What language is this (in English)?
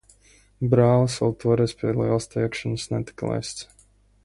Latvian